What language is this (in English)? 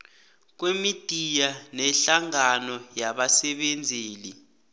South Ndebele